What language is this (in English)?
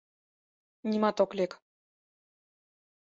Mari